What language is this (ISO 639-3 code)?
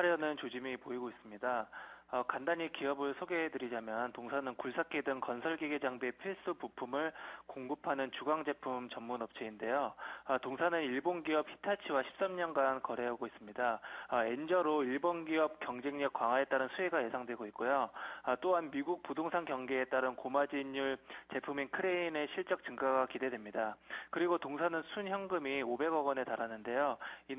kor